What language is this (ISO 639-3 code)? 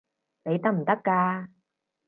yue